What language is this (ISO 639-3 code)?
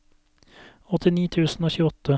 nor